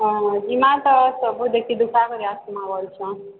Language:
Odia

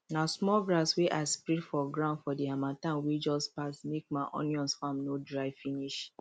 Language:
Nigerian Pidgin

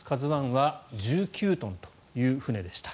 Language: Japanese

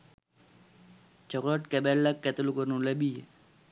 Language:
Sinhala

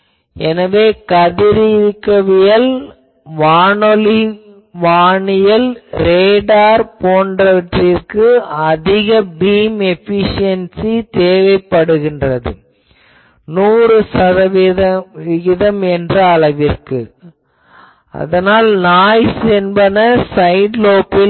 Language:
Tamil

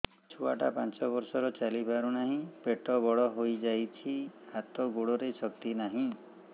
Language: Odia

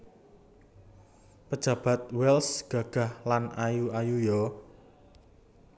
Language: Javanese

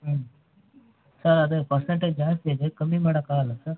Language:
Kannada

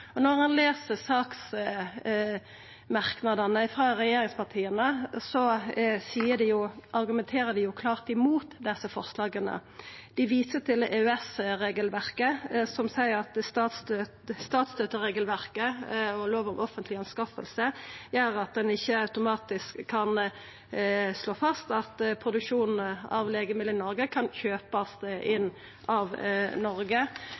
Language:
Norwegian Nynorsk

